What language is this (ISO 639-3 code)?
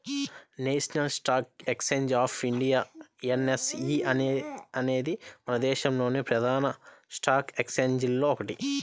tel